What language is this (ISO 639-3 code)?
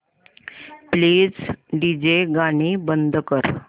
mar